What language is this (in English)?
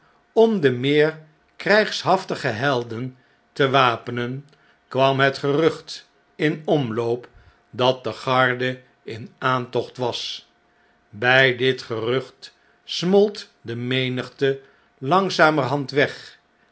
Dutch